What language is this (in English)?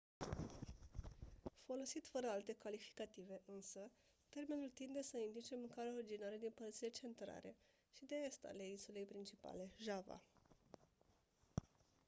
Romanian